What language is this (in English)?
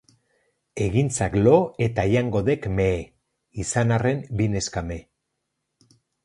Basque